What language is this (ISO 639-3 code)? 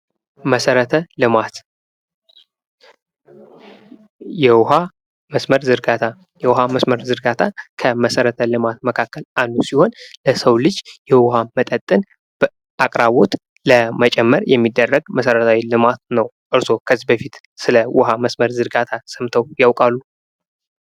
amh